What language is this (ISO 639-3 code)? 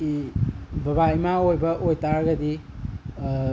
mni